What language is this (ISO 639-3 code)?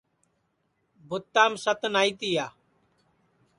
ssi